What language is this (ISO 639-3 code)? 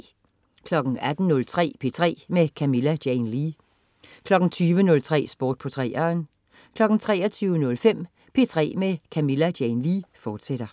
dan